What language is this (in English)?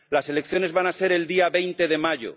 Spanish